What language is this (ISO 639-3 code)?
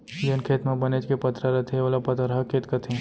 hne